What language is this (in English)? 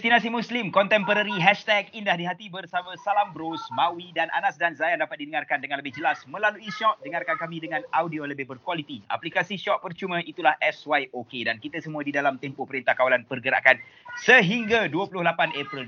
Malay